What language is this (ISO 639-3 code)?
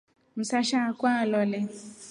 rof